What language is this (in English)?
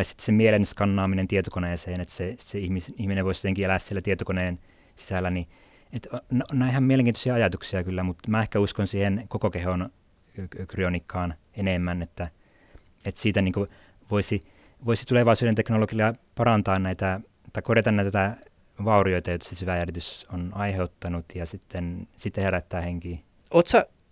Finnish